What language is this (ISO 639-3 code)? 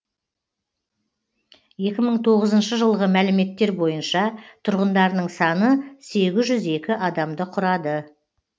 kaz